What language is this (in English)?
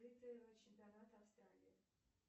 Russian